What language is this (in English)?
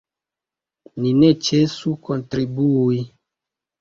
Esperanto